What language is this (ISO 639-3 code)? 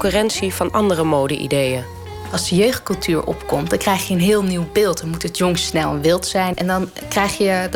nld